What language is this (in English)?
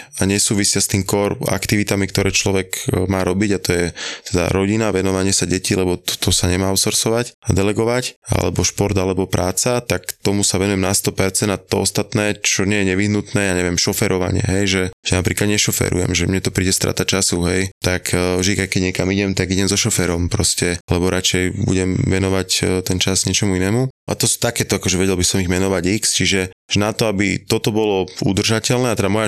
Slovak